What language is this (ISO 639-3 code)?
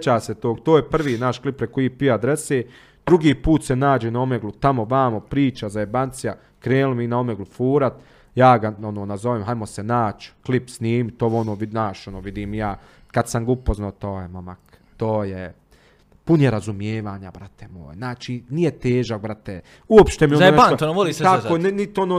hrv